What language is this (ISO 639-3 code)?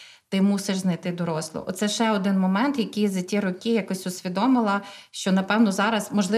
ukr